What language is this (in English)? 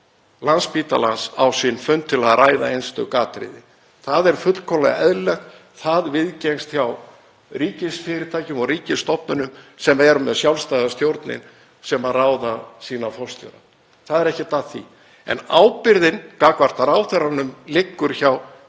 Icelandic